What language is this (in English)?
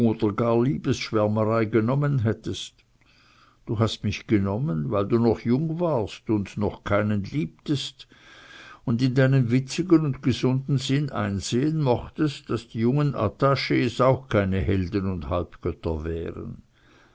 German